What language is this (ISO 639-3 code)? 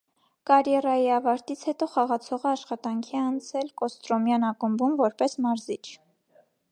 hye